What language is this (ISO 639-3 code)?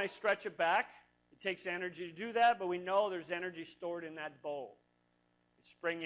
eng